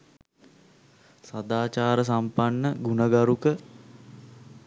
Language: Sinhala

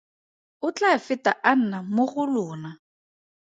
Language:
Tswana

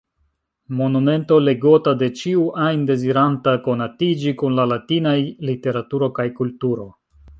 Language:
Esperanto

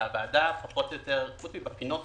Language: Hebrew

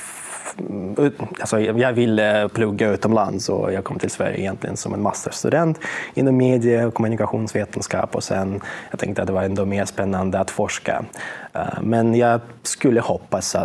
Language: Swedish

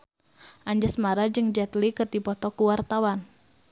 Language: Sundanese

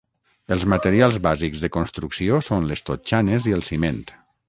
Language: Catalan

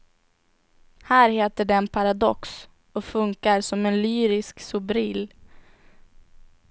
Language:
Swedish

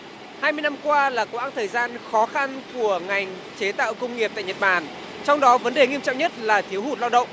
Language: Vietnamese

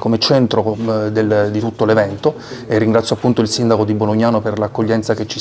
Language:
Italian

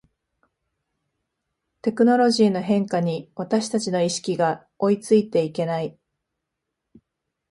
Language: Japanese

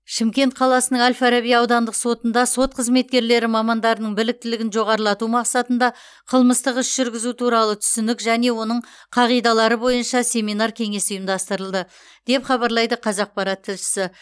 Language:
Kazakh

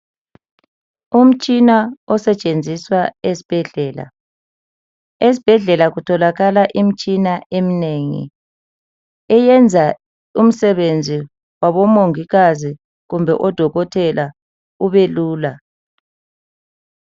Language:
North Ndebele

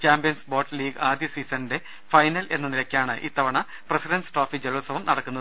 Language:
Malayalam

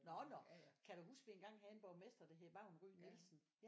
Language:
Danish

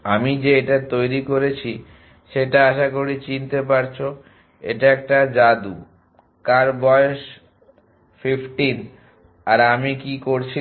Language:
Bangla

